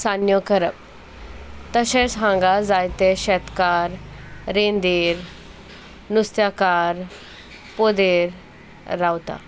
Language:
Konkani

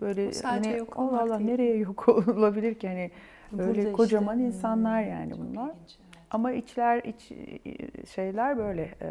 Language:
Turkish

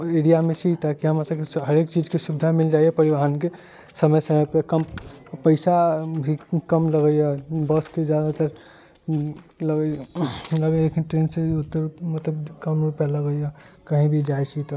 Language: Maithili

